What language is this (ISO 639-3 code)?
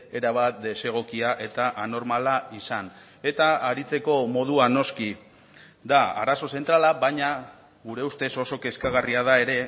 eus